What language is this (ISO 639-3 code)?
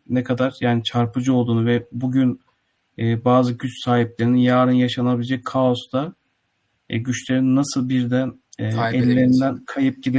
tur